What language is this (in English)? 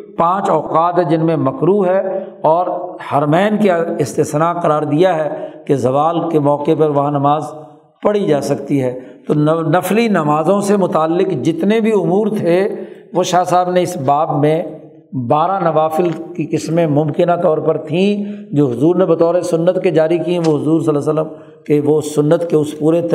Urdu